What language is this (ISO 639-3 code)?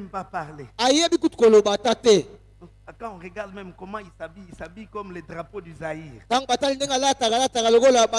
fra